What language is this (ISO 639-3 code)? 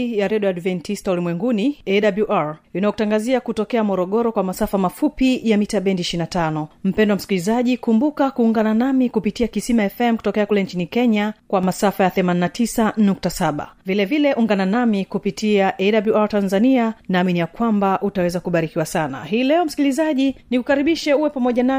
swa